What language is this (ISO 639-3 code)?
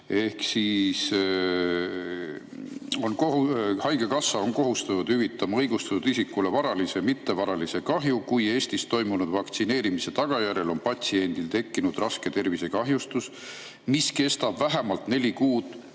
est